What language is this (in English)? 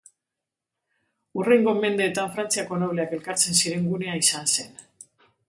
Basque